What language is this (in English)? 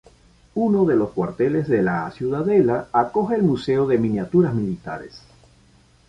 Spanish